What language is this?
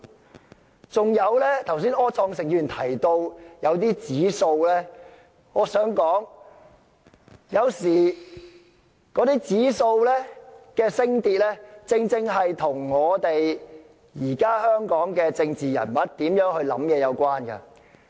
Cantonese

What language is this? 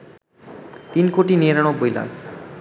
Bangla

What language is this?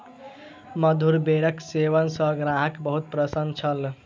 Maithili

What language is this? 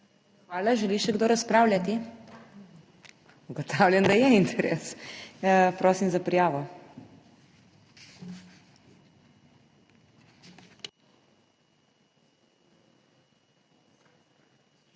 Slovenian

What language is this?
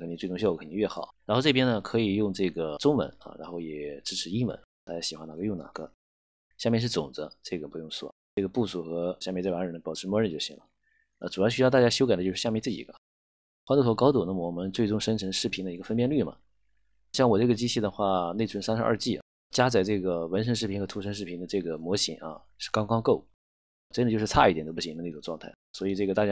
Chinese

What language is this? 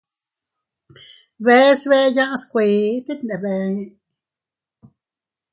Teutila Cuicatec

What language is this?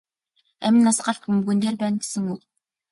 Mongolian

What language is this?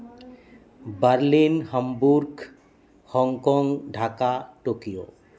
Santali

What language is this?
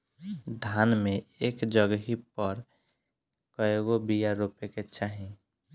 Bhojpuri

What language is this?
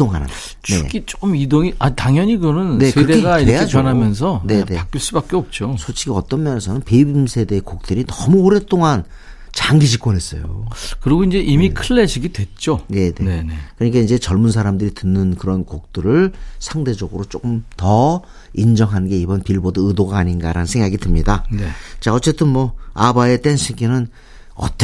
Korean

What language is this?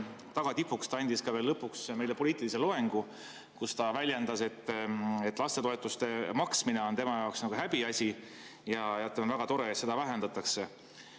Estonian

